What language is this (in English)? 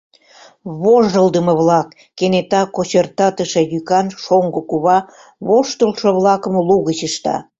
Mari